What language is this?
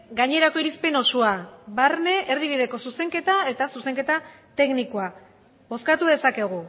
Basque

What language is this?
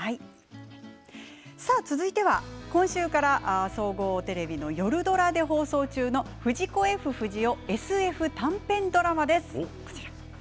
Japanese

